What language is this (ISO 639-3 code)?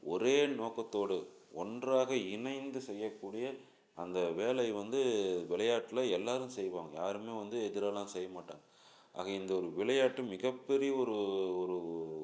tam